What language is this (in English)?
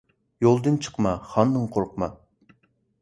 Uyghur